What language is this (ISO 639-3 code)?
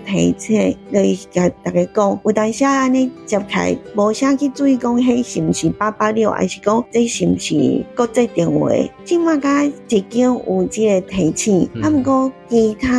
zho